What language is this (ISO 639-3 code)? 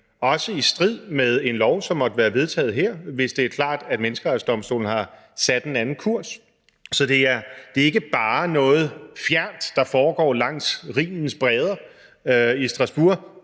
dan